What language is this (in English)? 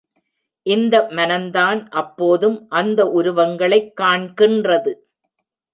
Tamil